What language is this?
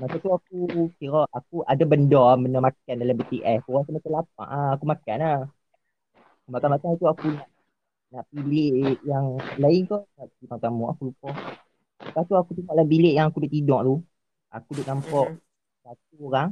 Malay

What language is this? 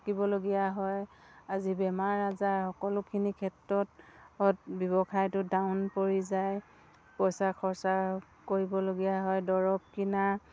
Assamese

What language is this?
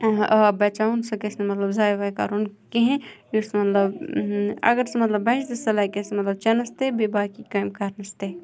Kashmiri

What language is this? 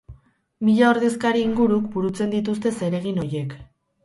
Basque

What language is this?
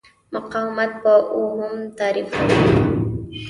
Pashto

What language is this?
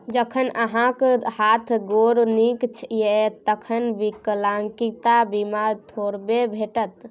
Maithili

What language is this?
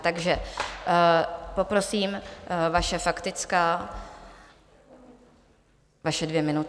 Czech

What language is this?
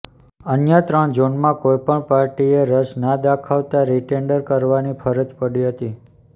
Gujarati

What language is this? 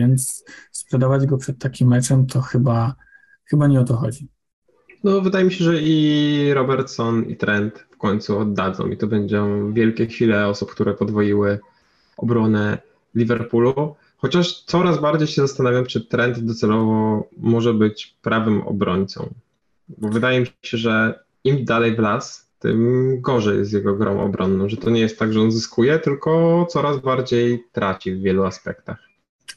Polish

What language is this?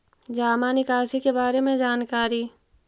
Magahi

